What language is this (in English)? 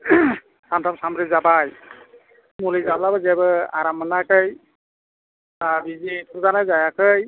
Bodo